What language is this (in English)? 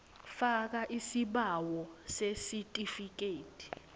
Swati